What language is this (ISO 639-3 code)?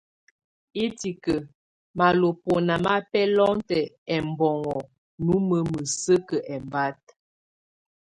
tvu